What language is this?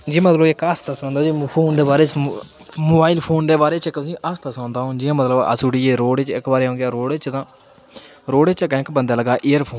Dogri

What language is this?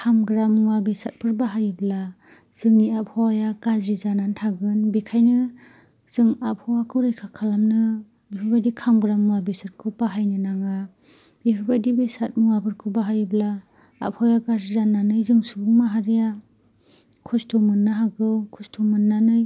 Bodo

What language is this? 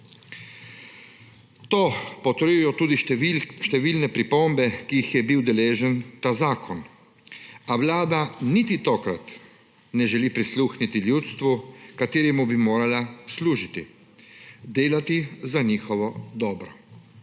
Slovenian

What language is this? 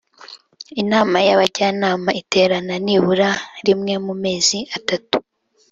Kinyarwanda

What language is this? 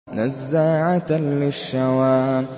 Arabic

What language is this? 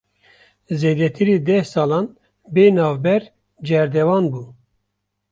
Kurdish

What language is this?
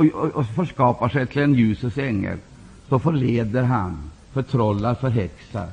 Swedish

